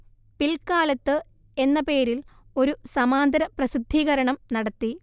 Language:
Malayalam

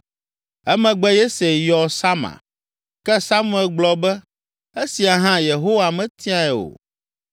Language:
Ewe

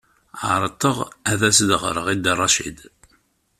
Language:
Kabyle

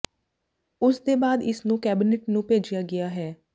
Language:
Punjabi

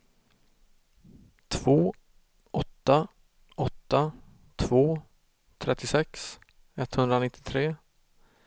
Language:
Swedish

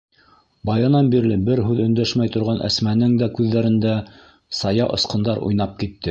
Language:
Bashkir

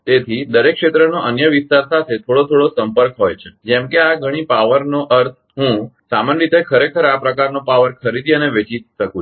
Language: Gujarati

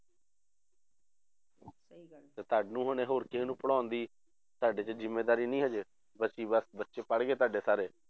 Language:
Punjabi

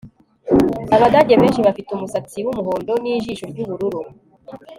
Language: Kinyarwanda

